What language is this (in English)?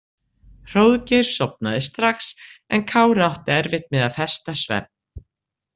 Icelandic